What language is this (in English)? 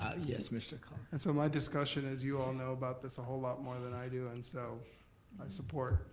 English